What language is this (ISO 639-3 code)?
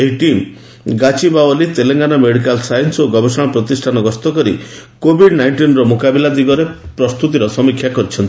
ori